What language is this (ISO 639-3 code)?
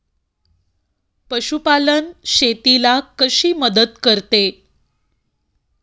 mar